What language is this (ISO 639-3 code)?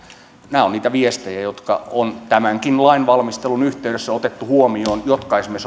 fin